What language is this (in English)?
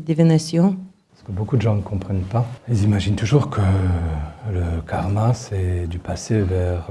French